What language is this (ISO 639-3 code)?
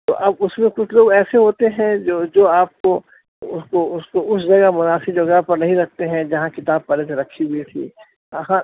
urd